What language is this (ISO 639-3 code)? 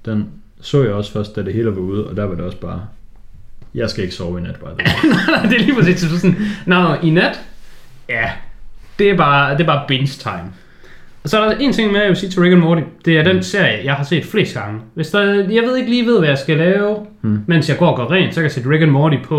dan